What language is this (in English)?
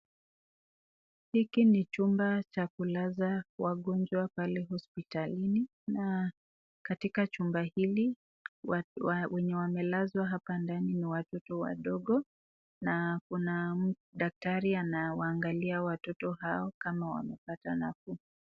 Swahili